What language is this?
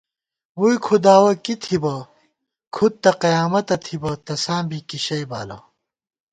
Gawar-Bati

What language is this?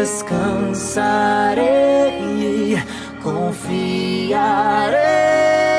Portuguese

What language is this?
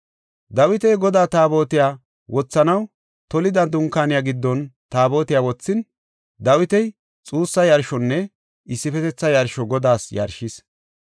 Gofa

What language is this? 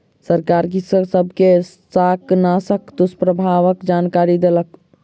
Maithili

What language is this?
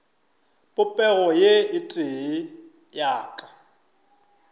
Northern Sotho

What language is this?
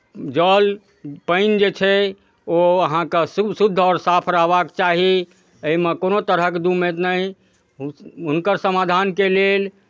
Maithili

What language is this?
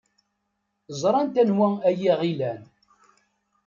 Kabyle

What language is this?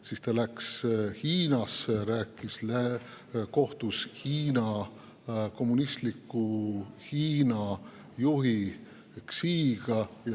Estonian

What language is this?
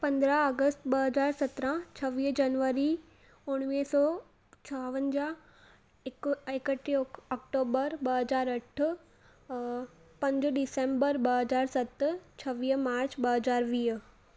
Sindhi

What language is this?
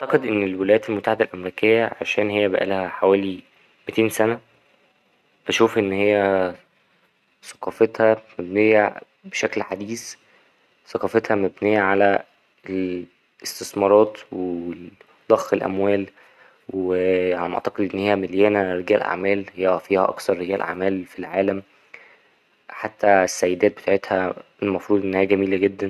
Egyptian Arabic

